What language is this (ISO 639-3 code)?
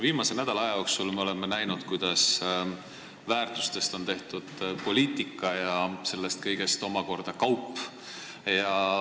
est